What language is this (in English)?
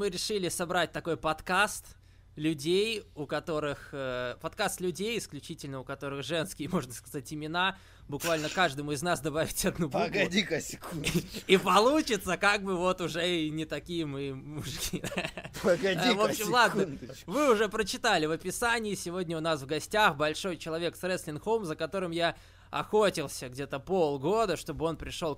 Russian